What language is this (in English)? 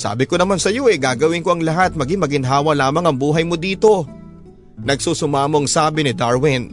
Filipino